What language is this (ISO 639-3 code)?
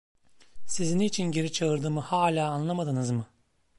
tur